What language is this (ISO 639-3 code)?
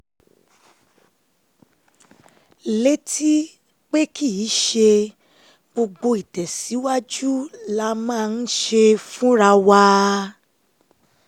yor